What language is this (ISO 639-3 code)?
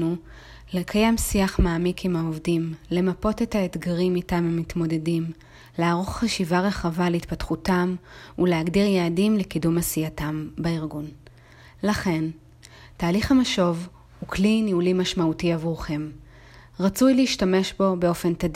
heb